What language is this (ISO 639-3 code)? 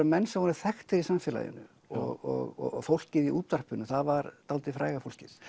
isl